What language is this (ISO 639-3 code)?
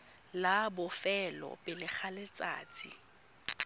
tsn